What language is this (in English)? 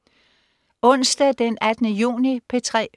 Danish